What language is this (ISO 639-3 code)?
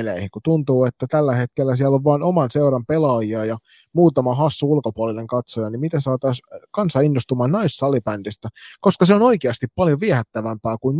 fin